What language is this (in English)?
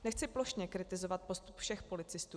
Czech